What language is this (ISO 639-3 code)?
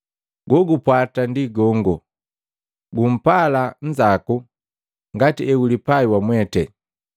mgv